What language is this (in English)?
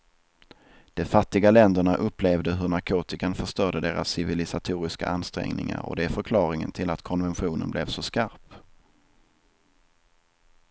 Swedish